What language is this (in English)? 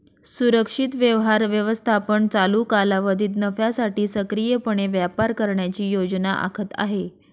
Marathi